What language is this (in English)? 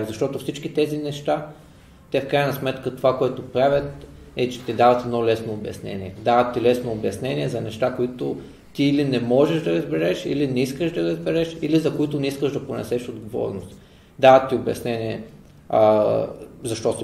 Bulgarian